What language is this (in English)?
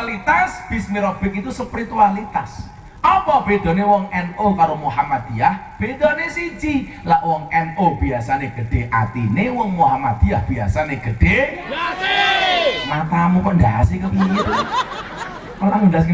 Indonesian